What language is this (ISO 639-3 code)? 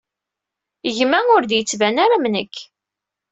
kab